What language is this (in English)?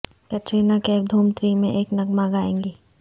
Urdu